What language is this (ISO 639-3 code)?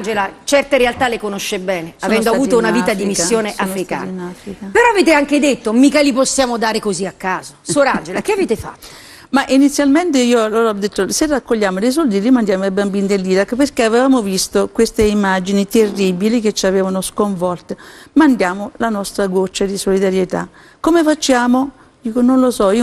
ita